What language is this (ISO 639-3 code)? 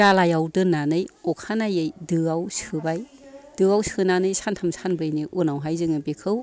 brx